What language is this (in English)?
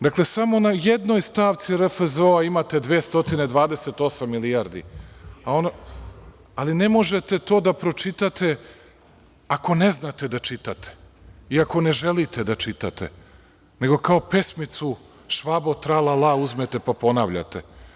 Serbian